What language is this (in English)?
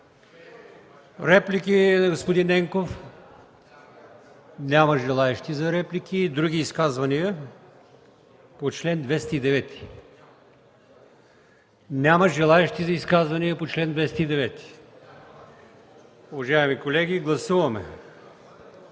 Bulgarian